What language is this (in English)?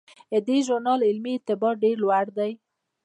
Pashto